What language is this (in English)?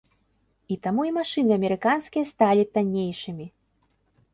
Belarusian